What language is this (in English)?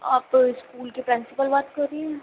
Urdu